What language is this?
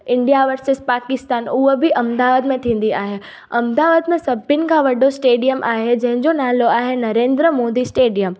Sindhi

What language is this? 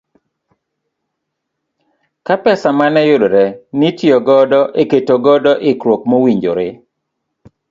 Luo (Kenya and Tanzania)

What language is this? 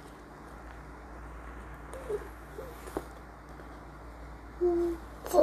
Indonesian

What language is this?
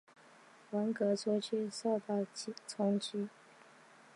Chinese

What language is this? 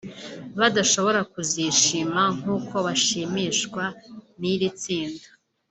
Kinyarwanda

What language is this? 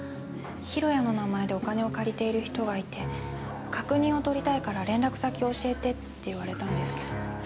Japanese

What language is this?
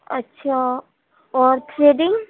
Urdu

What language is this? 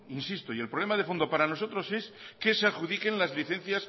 Spanish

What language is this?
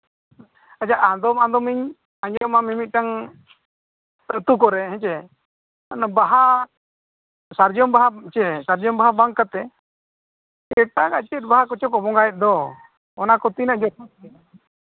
Santali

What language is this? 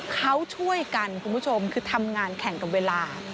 Thai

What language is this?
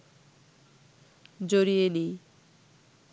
Bangla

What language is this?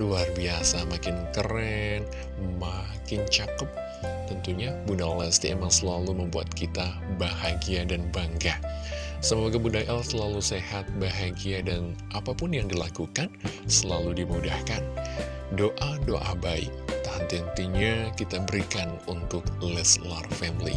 Indonesian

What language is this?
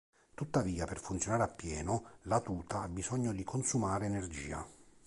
Italian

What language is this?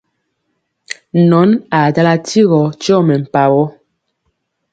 Mpiemo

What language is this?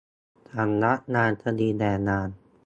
Thai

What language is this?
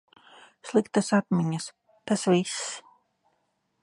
Latvian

